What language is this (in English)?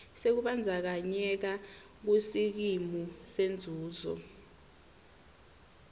Swati